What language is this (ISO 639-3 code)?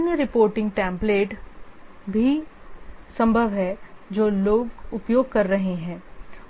hin